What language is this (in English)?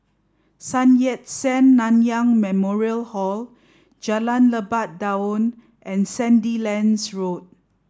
English